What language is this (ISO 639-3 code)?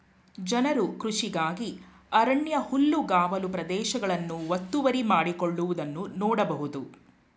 kan